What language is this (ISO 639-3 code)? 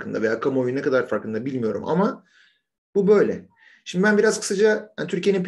tur